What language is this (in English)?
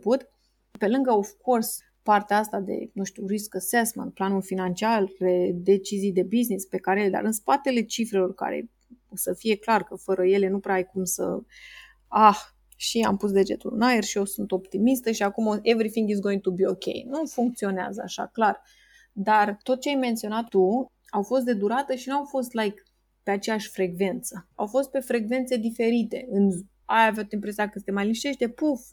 Romanian